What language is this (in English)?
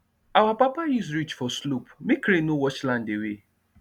Nigerian Pidgin